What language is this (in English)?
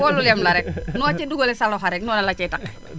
Wolof